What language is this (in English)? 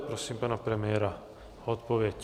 Czech